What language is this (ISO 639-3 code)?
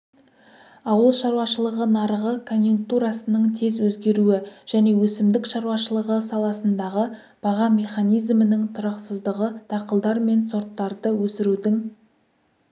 kaz